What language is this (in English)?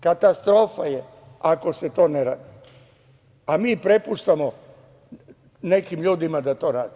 Serbian